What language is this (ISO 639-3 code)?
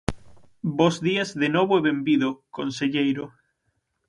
glg